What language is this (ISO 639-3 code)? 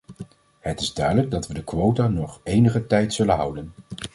nld